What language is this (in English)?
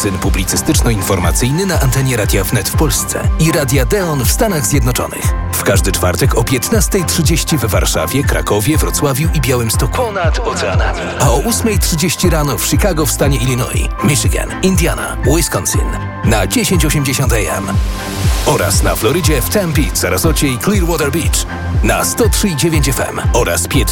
Polish